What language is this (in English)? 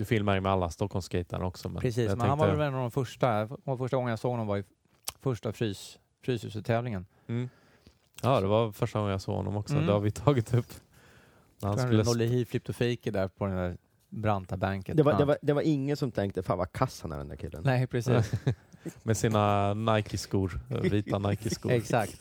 Swedish